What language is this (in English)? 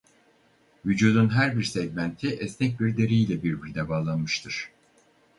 Turkish